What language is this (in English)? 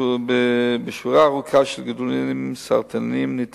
Hebrew